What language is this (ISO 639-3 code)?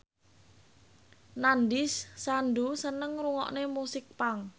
jav